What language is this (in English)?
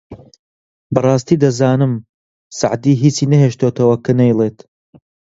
Central Kurdish